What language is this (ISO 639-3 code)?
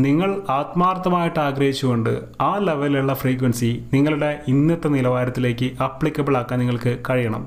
mal